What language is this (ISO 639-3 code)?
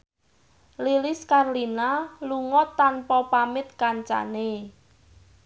jav